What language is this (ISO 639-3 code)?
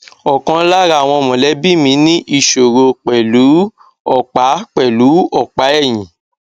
yor